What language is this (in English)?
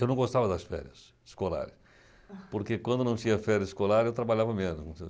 Portuguese